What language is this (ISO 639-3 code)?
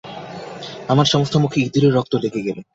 ben